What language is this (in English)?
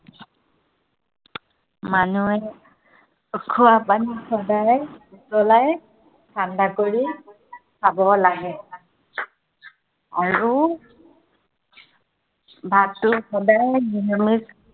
Assamese